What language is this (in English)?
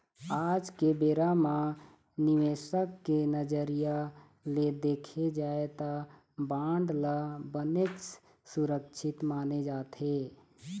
Chhattisgarhi